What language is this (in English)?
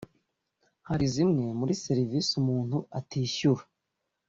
Kinyarwanda